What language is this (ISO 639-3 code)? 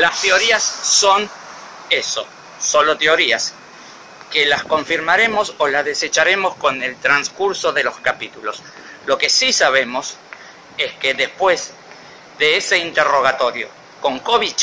spa